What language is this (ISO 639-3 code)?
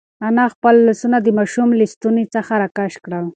pus